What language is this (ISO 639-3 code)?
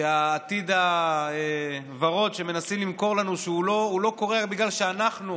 heb